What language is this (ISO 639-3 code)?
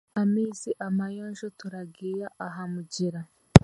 cgg